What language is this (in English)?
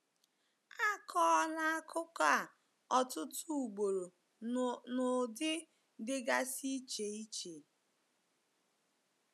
Igbo